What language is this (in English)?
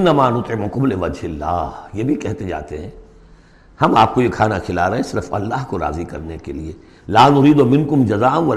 Urdu